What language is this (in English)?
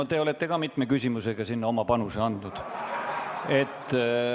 Estonian